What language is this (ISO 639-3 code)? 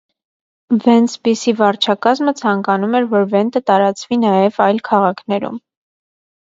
hye